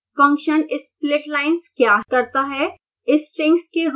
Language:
Hindi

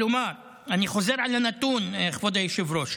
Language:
Hebrew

